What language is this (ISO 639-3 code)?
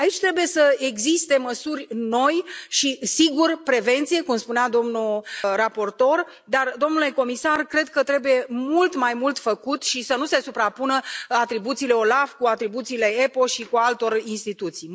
ron